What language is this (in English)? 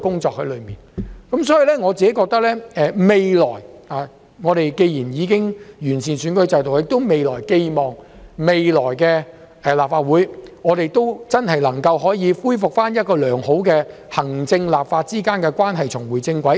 Cantonese